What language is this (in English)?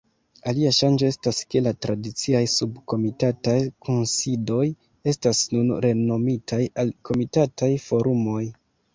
Esperanto